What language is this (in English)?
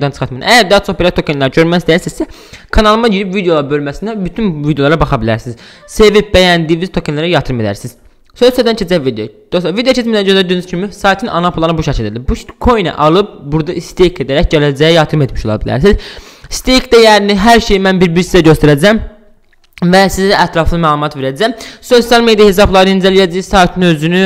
Turkish